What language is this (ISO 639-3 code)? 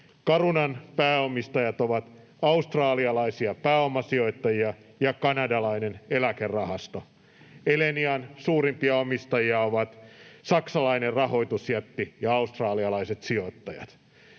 fin